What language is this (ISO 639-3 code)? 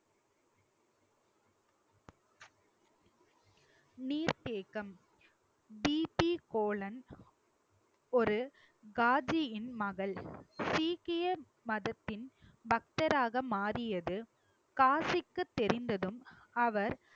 tam